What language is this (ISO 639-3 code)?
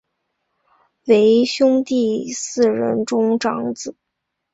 zho